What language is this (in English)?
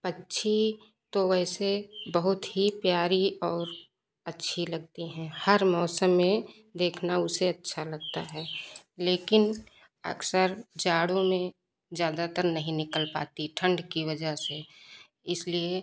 Hindi